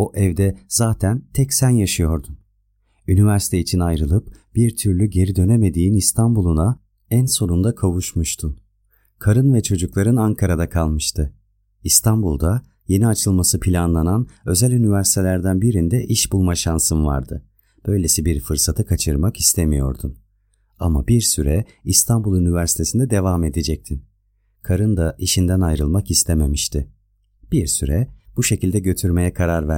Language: Turkish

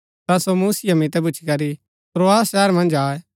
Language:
Gaddi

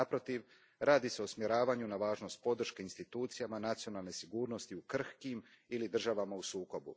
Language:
Croatian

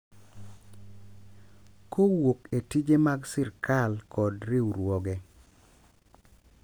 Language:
Luo (Kenya and Tanzania)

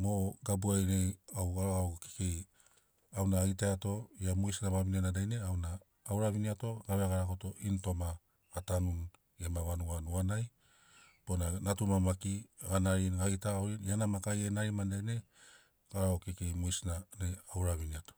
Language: Sinaugoro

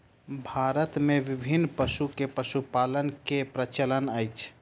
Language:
Maithili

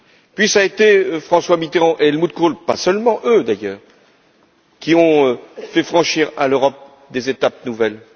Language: French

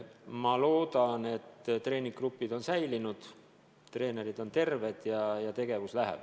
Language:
Estonian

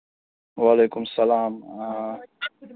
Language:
Kashmiri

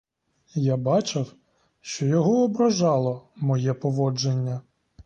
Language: Ukrainian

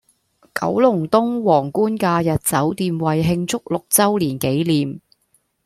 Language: Cantonese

